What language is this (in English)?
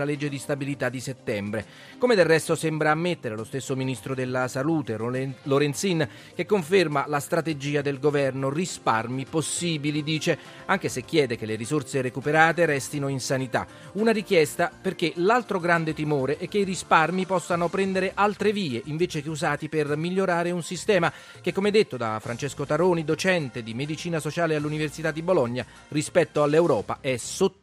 Italian